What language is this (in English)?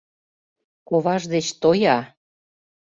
Mari